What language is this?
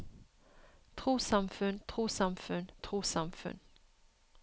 Norwegian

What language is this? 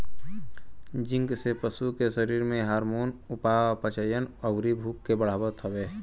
Bhojpuri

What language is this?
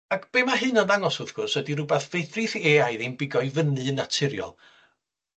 Welsh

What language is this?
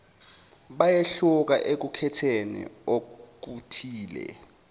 Zulu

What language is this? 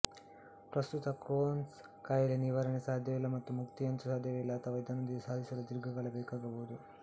Kannada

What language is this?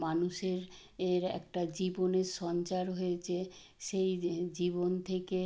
Bangla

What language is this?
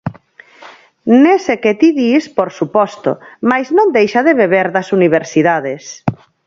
Galician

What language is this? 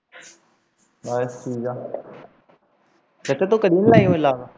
Punjabi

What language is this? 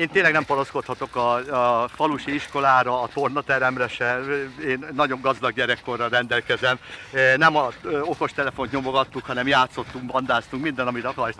Hungarian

